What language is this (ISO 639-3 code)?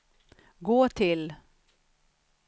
swe